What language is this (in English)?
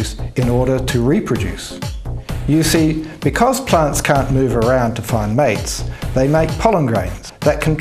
English